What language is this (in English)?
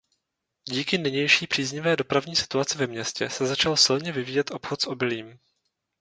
Czech